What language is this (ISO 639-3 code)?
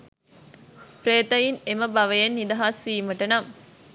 sin